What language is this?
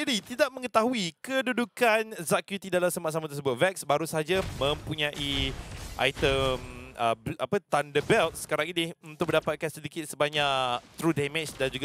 Malay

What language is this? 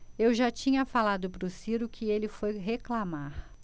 Portuguese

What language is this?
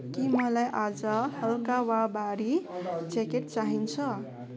Nepali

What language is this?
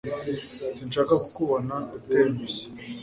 Kinyarwanda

